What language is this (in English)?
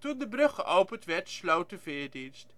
Dutch